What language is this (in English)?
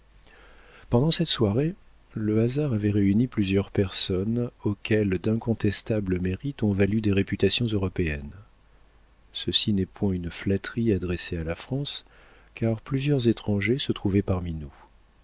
French